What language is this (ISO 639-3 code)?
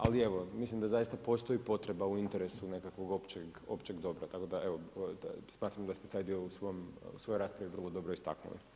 hrv